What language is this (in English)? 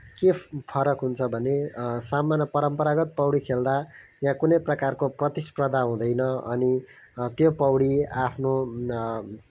Nepali